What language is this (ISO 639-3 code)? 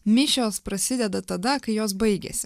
lit